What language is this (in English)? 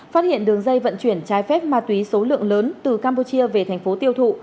Vietnamese